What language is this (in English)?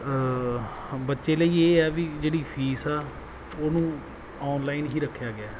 Punjabi